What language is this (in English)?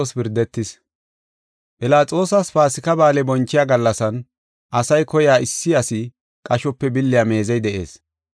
Gofa